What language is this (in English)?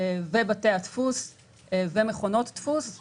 Hebrew